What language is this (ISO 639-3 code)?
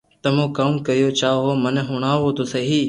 lrk